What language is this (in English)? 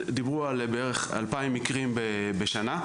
Hebrew